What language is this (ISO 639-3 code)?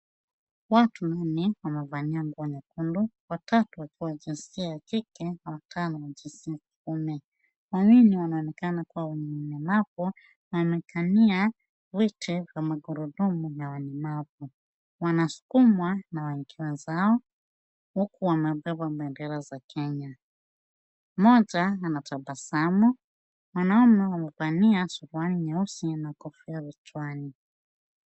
swa